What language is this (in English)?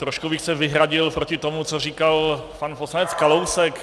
Czech